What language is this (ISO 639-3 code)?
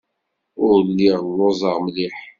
kab